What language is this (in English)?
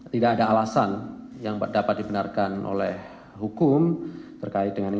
Indonesian